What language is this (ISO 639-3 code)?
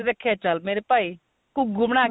pan